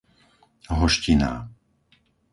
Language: Slovak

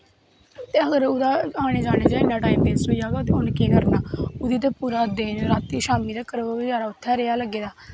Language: Dogri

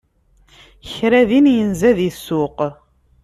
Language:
Kabyle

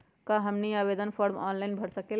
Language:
Magahi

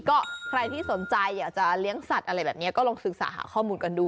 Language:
Thai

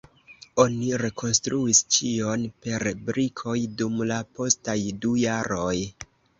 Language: Esperanto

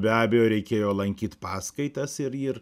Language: Lithuanian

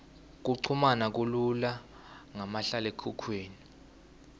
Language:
Swati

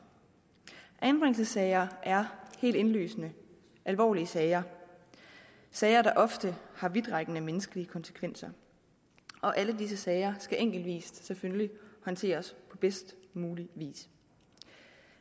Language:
Danish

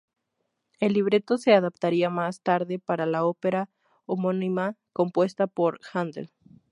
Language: Spanish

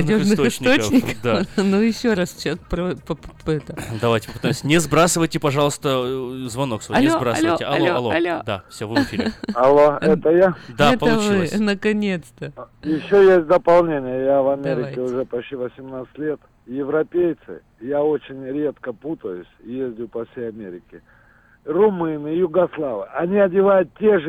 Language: Russian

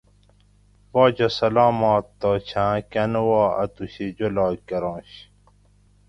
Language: Gawri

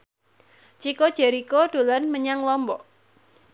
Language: Javanese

